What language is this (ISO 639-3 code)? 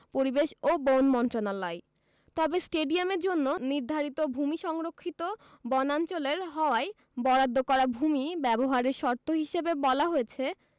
ben